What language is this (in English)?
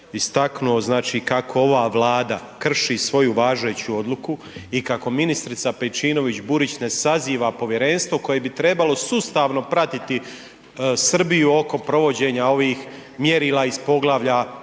Croatian